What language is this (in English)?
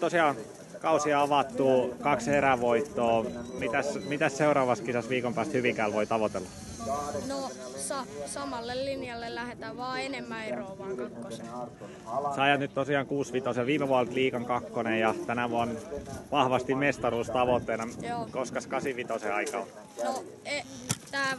Finnish